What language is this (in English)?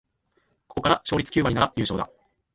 Japanese